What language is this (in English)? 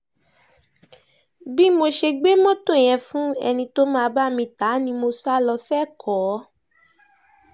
Yoruba